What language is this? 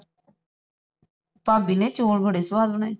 Punjabi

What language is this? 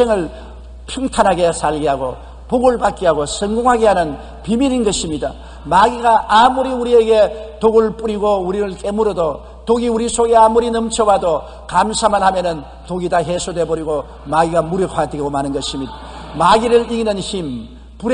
Korean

